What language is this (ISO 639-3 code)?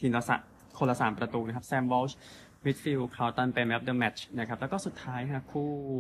tha